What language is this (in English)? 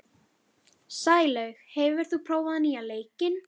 Icelandic